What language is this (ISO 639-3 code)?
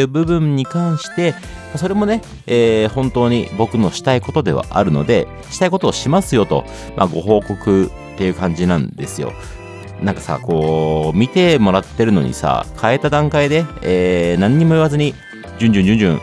jpn